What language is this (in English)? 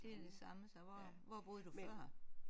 Danish